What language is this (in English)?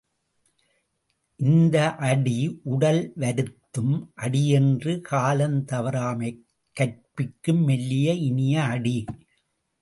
Tamil